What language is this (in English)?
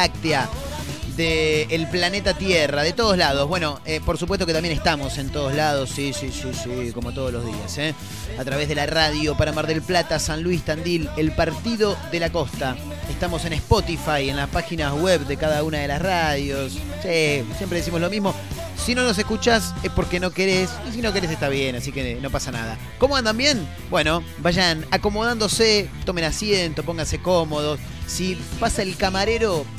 Spanish